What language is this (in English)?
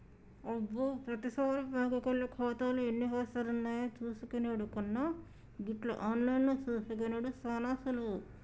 Telugu